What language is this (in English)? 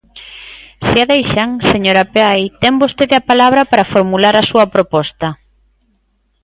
Galician